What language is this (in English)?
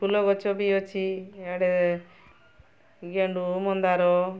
Odia